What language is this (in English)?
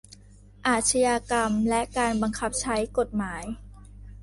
Thai